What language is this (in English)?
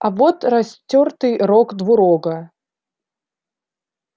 Russian